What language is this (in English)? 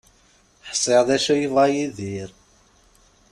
Kabyle